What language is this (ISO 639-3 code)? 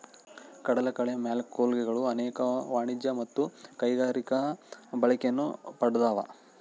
kan